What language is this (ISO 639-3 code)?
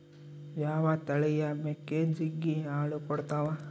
kan